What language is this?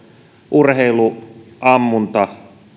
Finnish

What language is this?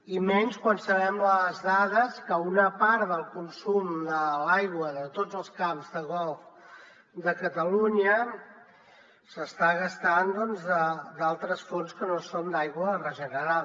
Catalan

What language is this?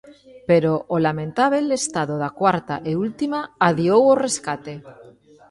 Galician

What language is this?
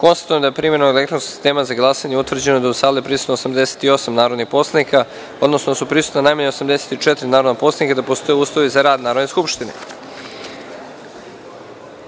Serbian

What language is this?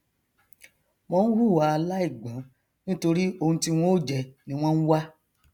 Yoruba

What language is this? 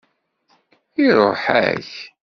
Kabyle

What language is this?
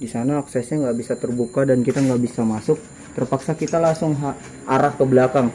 Indonesian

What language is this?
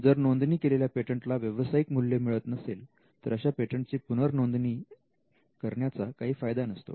Marathi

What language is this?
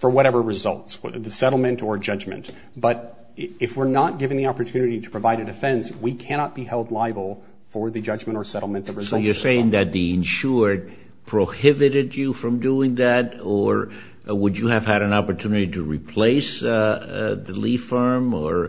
English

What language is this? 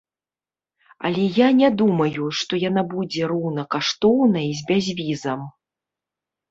Belarusian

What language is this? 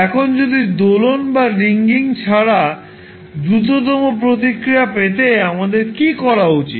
Bangla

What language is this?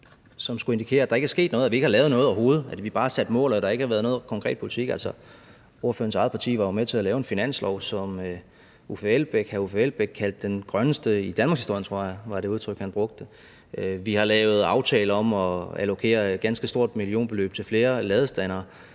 Danish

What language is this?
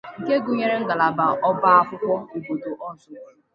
Igbo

